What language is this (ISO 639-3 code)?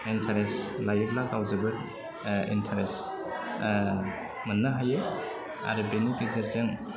brx